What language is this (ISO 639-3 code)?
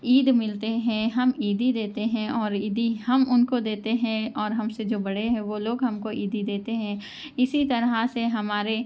urd